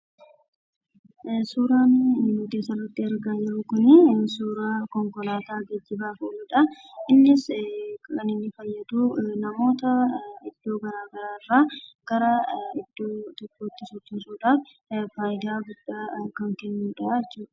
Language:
Oromo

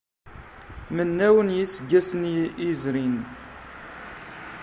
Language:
Kabyle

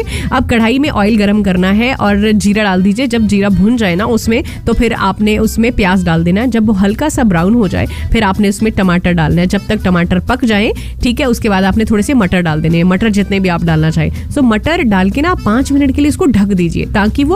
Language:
Hindi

